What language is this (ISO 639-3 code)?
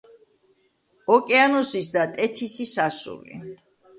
kat